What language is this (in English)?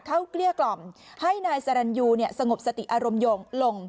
Thai